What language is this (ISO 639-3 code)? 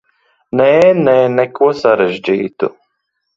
lav